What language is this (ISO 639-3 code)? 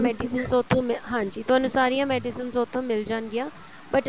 pan